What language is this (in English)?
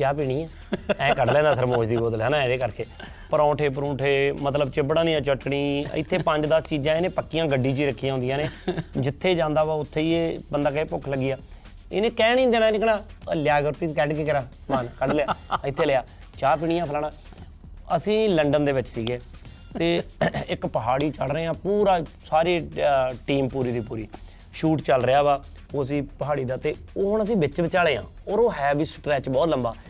Punjabi